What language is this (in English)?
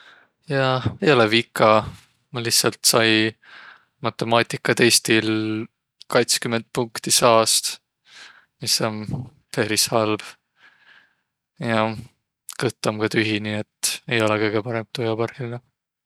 Võro